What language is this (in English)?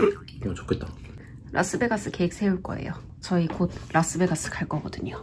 Korean